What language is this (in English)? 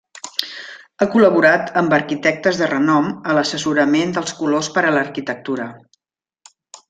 Catalan